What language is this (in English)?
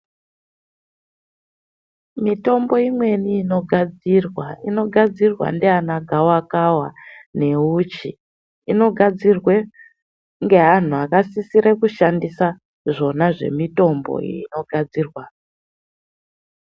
Ndau